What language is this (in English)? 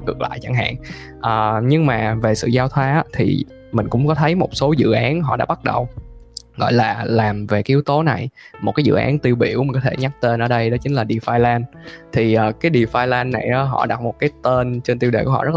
Vietnamese